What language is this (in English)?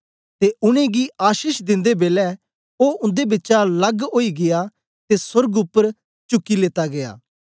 Dogri